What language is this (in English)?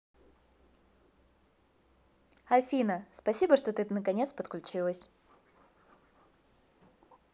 Russian